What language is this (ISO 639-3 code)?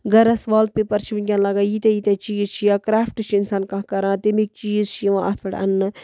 kas